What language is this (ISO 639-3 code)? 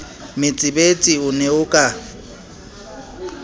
sot